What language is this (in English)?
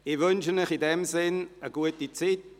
Swiss German